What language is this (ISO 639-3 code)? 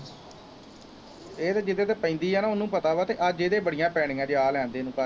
pan